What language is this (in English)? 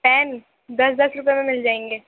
Urdu